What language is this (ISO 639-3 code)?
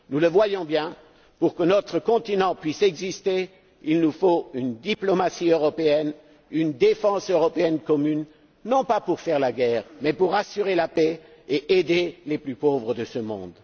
fra